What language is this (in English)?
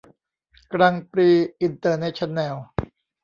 Thai